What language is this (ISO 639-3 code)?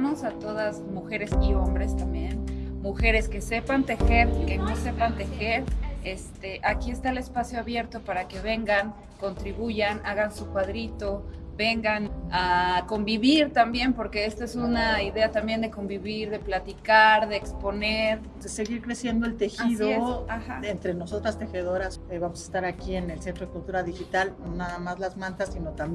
spa